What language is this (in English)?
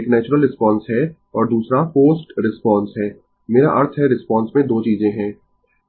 Hindi